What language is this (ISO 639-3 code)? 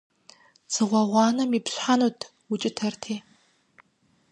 kbd